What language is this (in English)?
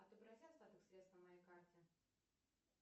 Russian